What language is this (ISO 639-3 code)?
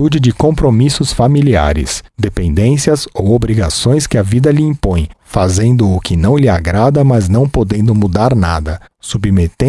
por